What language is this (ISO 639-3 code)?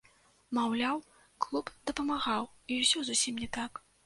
bel